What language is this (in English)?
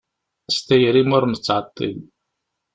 Kabyle